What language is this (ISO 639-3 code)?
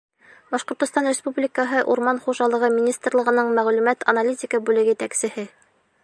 bak